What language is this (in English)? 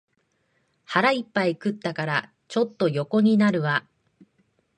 Japanese